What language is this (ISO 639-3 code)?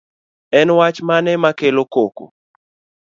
luo